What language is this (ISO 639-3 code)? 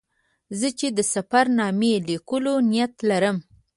pus